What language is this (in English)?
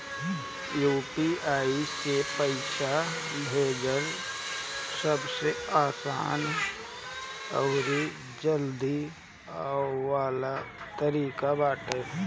Bhojpuri